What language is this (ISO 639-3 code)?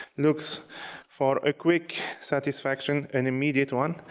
eng